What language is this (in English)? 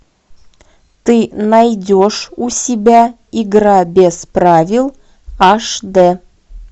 Russian